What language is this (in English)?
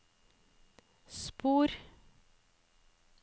Norwegian